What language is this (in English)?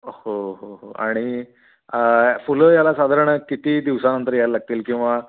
Marathi